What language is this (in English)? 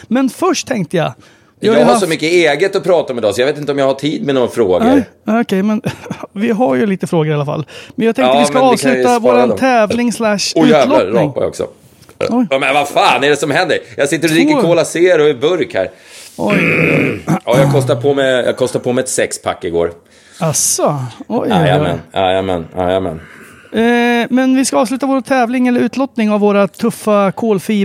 Swedish